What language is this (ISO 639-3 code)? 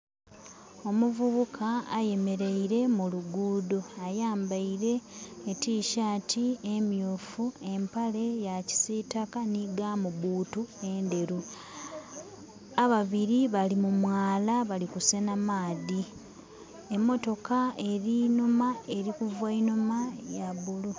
xog